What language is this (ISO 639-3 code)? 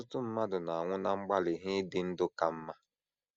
ibo